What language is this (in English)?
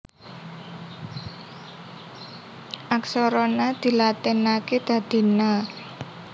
Javanese